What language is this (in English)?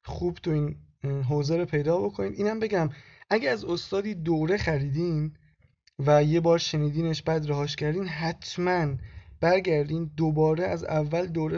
Persian